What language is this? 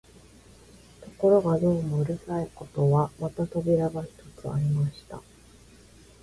Japanese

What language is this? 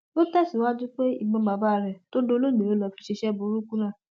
Yoruba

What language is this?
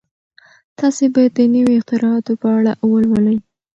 Pashto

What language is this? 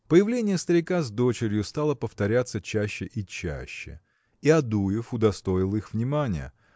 Russian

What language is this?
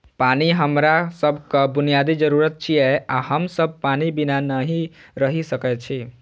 Maithili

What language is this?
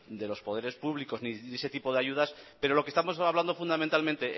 Spanish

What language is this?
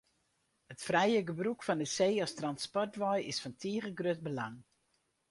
Western Frisian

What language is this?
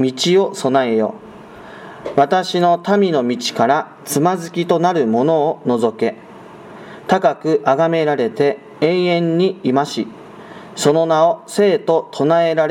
Japanese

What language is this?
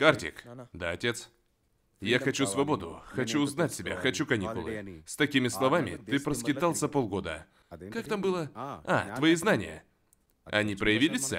Russian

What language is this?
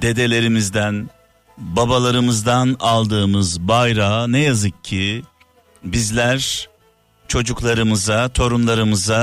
Turkish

